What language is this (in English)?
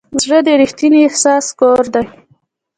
Pashto